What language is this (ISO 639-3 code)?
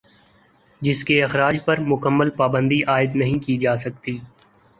urd